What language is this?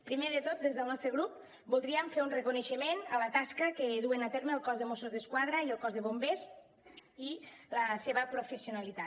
Catalan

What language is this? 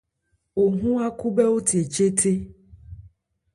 Ebrié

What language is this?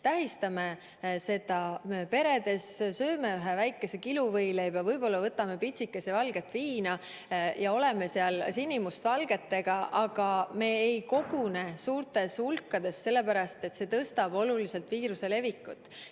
Estonian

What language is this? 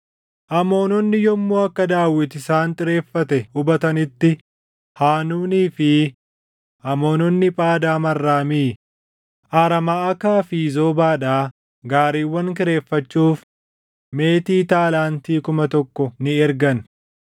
Oromo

